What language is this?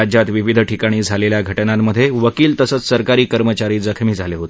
Marathi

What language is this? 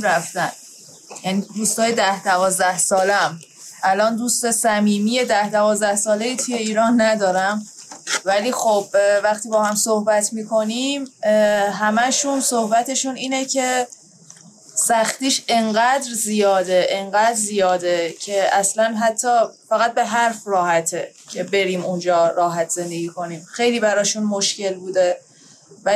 Persian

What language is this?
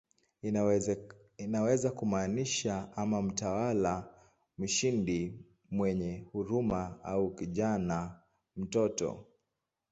Swahili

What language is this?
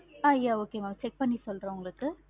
Tamil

